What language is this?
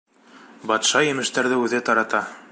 Bashkir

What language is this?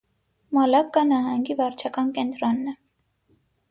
Armenian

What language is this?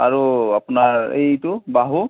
Assamese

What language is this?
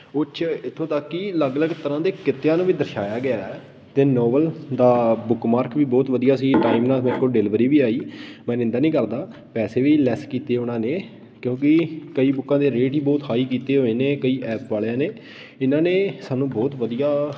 Punjabi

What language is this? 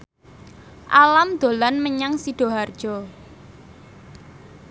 Javanese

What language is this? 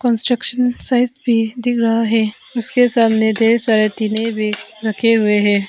Hindi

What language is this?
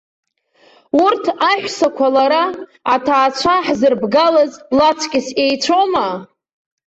Abkhazian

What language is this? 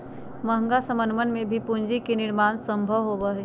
Magahi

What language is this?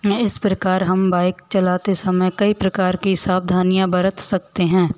Hindi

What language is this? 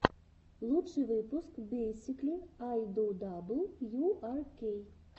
Russian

